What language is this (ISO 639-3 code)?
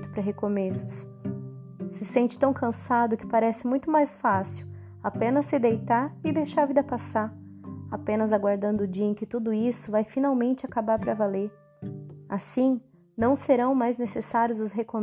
por